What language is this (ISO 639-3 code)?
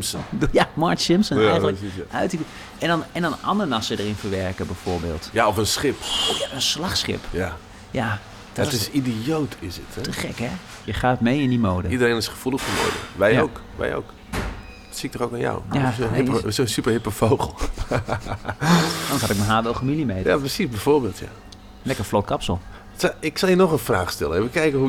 nld